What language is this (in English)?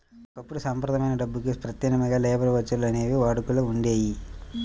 Telugu